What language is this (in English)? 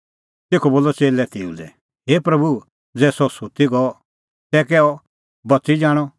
Kullu Pahari